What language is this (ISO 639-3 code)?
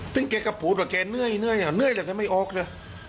tha